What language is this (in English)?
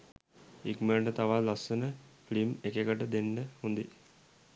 Sinhala